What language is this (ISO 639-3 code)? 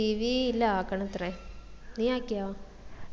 mal